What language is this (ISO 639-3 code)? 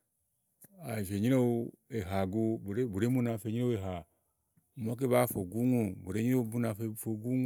ahl